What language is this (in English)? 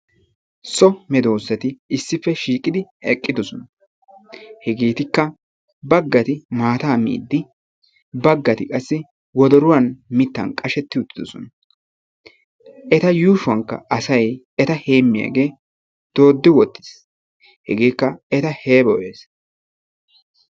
Wolaytta